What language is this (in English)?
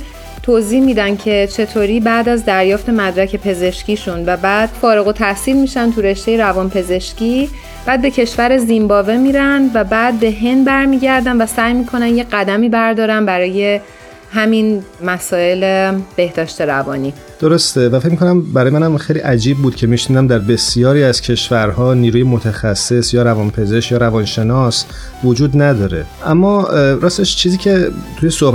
Persian